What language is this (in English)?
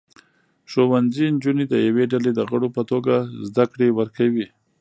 Pashto